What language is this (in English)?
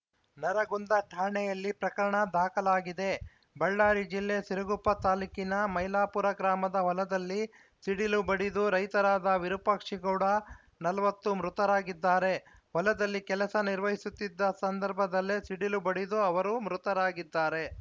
Kannada